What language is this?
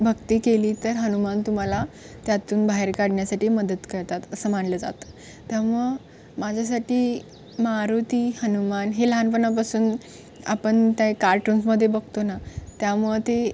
Marathi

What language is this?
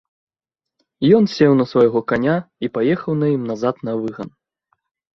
Belarusian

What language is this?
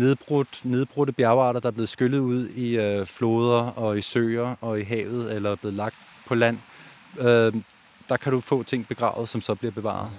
Danish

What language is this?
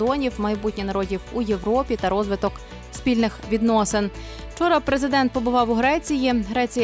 Ukrainian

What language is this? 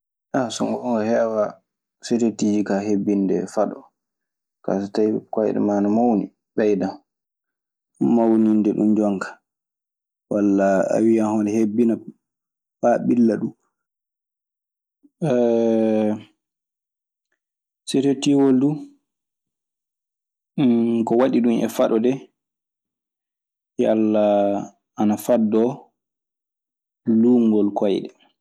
Maasina Fulfulde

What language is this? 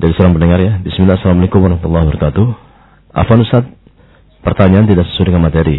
Indonesian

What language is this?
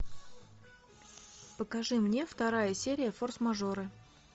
Russian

